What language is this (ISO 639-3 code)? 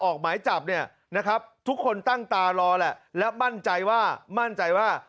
tha